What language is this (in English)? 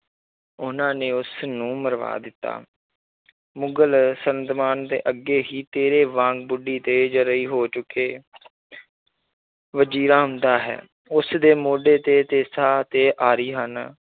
Punjabi